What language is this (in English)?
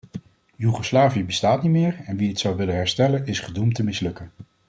Dutch